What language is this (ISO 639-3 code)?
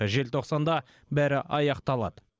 kaz